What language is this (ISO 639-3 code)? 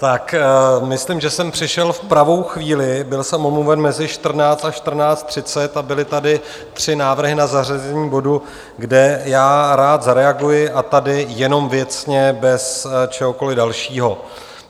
ces